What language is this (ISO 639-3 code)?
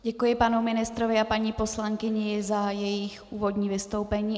ces